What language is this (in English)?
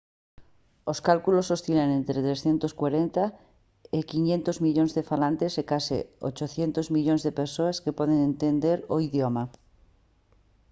Galician